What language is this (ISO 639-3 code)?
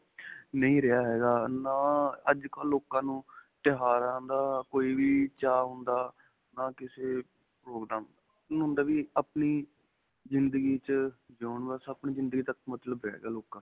pan